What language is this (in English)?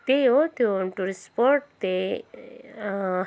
Nepali